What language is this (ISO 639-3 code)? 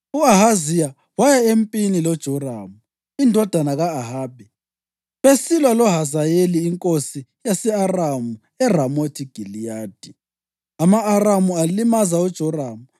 nde